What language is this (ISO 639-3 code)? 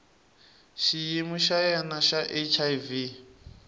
tso